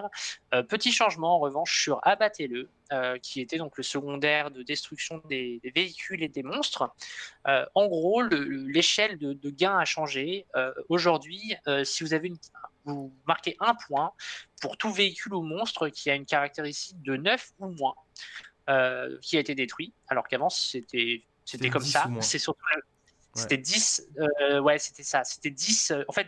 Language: French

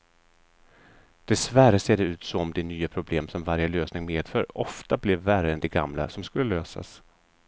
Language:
Swedish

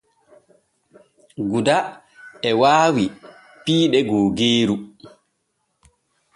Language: Borgu Fulfulde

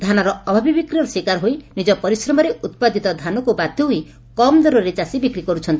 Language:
Odia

